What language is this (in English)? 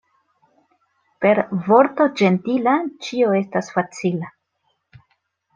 Esperanto